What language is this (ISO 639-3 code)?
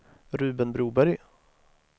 swe